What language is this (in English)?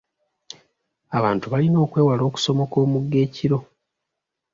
Ganda